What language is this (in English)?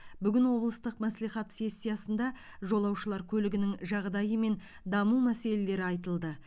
Kazakh